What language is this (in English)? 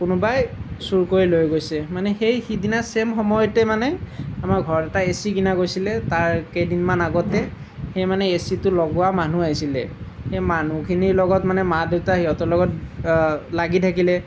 Assamese